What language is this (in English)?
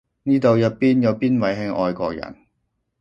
Cantonese